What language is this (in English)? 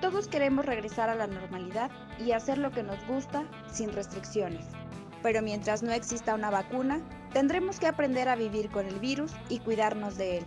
Spanish